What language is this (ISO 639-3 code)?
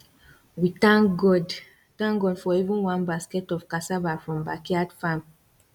pcm